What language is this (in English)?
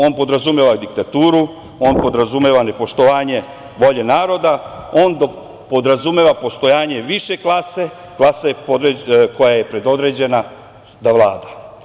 Serbian